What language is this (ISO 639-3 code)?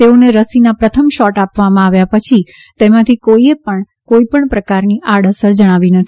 guj